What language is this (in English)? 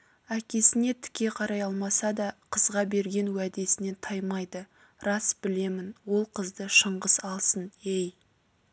Kazakh